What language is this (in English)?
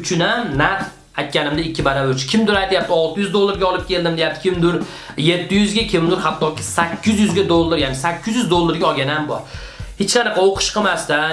Russian